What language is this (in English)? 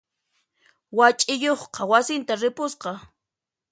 Puno Quechua